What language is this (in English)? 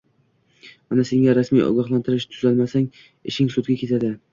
Uzbek